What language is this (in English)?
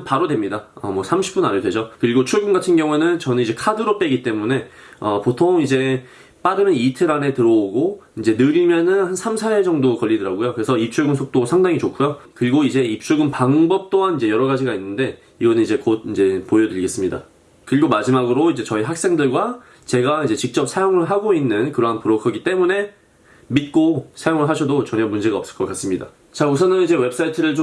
Korean